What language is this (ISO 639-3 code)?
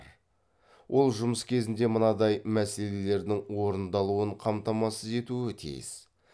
kaz